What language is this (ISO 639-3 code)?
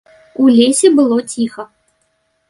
bel